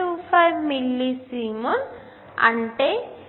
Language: Telugu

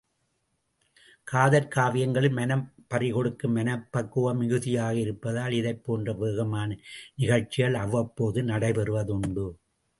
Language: Tamil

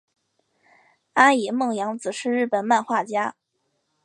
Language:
Chinese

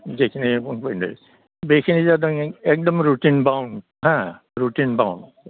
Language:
Bodo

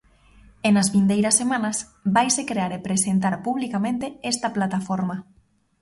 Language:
Galician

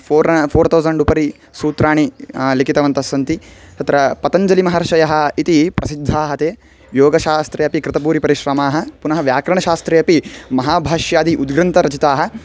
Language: Sanskrit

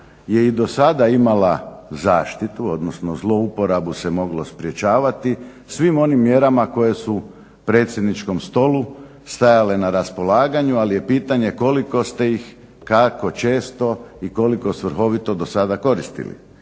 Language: Croatian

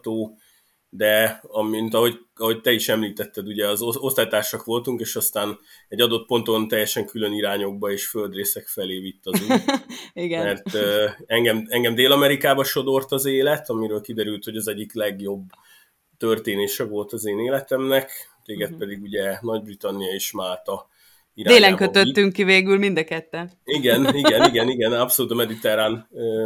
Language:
Hungarian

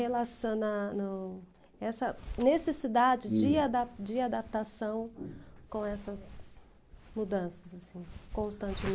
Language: Portuguese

